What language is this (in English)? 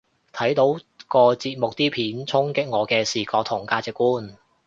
Cantonese